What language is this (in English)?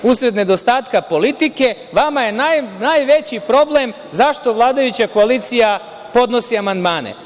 Serbian